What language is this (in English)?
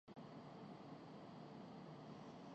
Urdu